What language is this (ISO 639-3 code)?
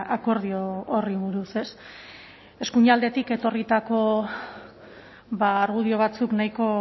eus